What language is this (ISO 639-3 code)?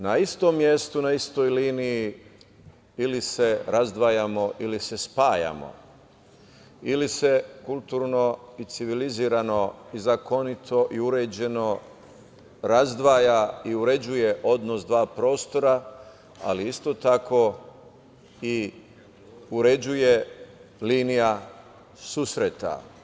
srp